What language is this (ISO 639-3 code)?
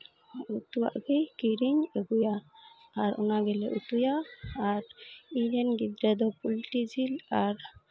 sat